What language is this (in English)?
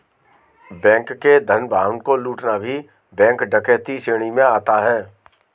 Hindi